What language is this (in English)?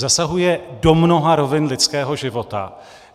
Czech